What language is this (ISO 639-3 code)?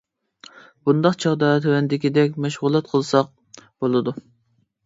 uig